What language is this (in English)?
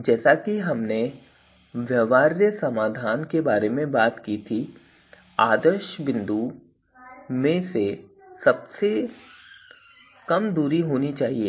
Hindi